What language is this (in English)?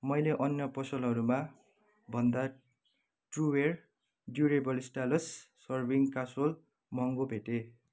Nepali